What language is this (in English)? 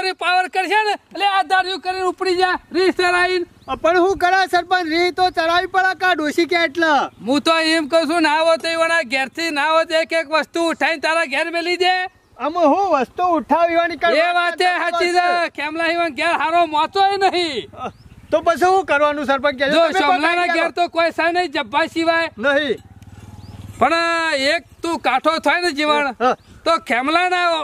Gujarati